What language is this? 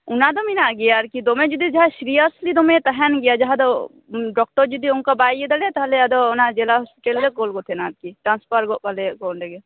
Santali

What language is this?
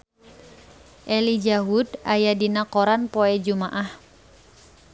Sundanese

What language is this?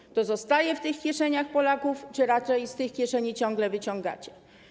Polish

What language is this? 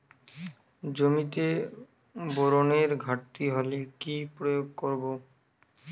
Bangla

